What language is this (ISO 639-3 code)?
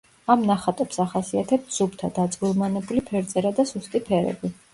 kat